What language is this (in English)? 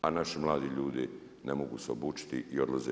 Croatian